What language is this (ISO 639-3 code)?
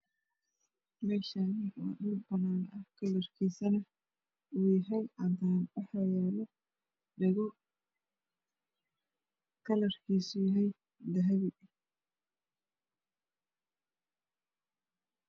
som